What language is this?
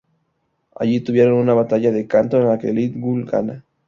Spanish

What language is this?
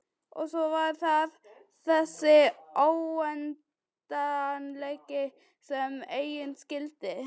Icelandic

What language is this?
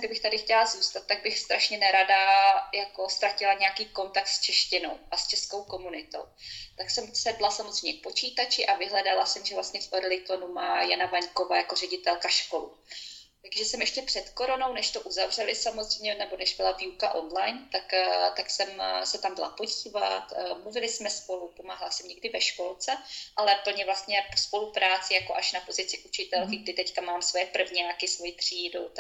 Czech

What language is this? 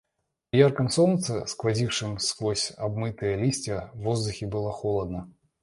Russian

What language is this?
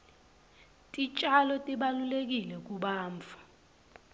Swati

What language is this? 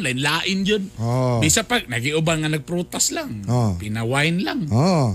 Filipino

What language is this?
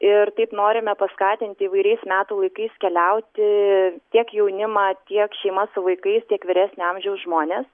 Lithuanian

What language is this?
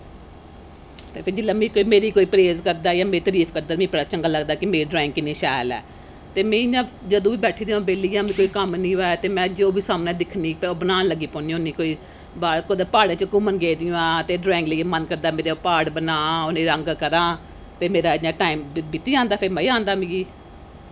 Dogri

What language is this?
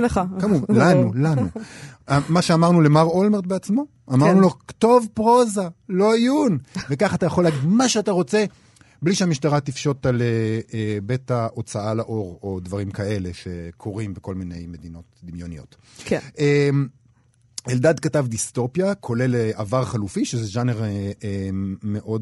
Hebrew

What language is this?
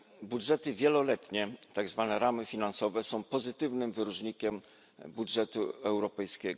Polish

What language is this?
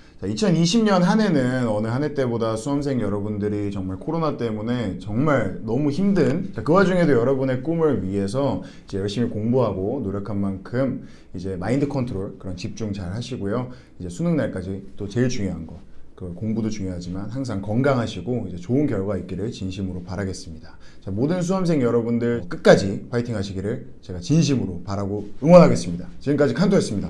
Korean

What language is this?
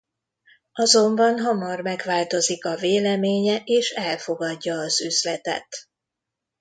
Hungarian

